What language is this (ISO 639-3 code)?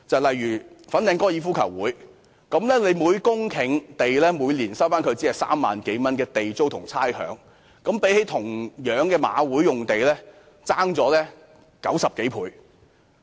yue